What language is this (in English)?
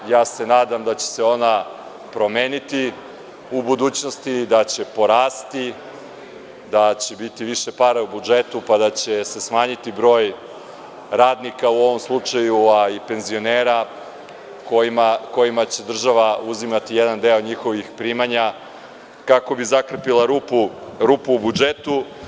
Serbian